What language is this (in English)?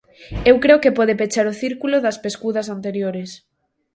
Galician